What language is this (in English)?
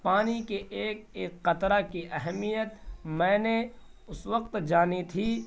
Urdu